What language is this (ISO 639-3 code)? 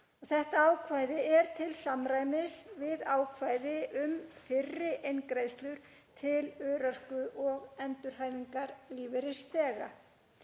isl